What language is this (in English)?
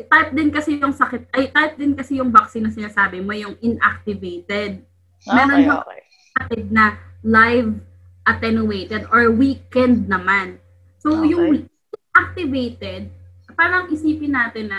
Filipino